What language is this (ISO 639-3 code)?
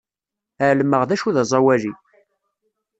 kab